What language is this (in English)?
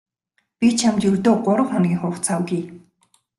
Mongolian